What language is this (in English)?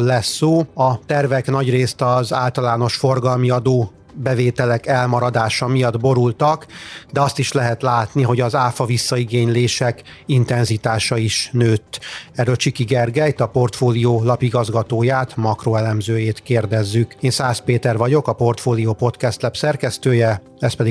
Hungarian